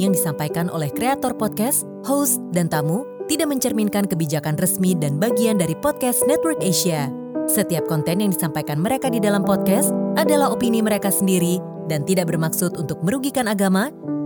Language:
Indonesian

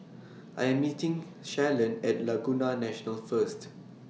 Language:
English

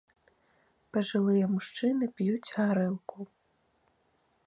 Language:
Belarusian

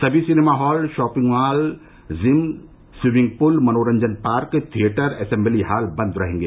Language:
Hindi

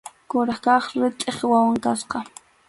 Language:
Arequipa-La Unión Quechua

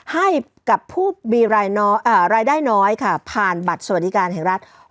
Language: Thai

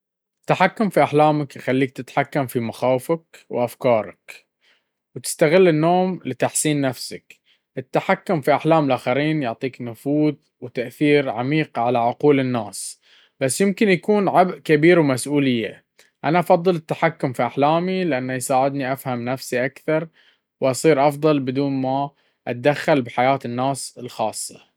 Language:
Baharna Arabic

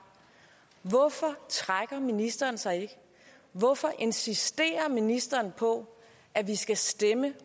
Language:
Danish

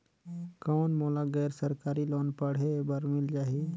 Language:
Chhattisgarhi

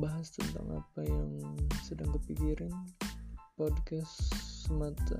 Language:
Indonesian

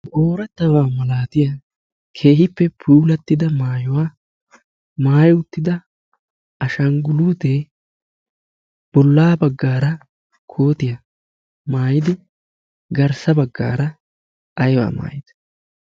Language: Wolaytta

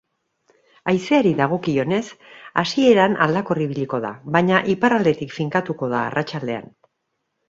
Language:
Basque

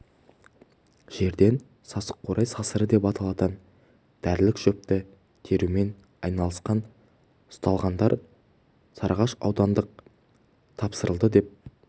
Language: Kazakh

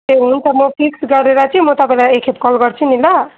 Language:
Nepali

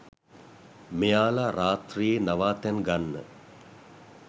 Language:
Sinhala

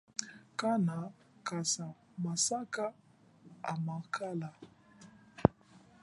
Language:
Chokwe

